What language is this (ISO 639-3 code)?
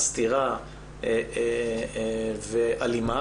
heb